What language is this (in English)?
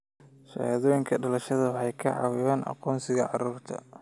Somali